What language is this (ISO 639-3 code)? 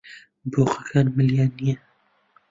ckb